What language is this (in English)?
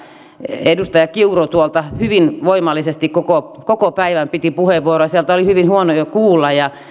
Finnish